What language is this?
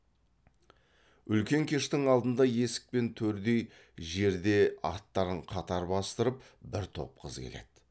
Kazakh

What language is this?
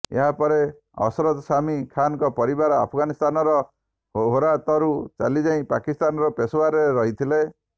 Odia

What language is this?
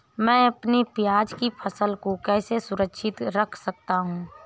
Hindi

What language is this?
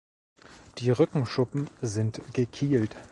German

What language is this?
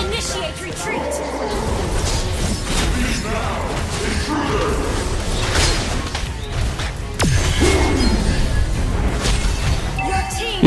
Indonesian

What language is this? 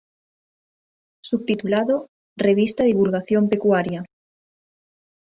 Galician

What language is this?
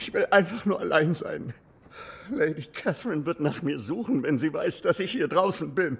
German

